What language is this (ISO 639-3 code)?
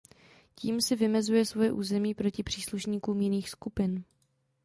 ces